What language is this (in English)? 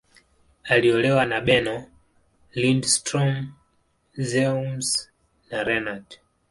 Swahili